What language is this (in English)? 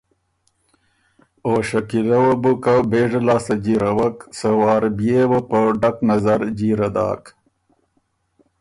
Ormuri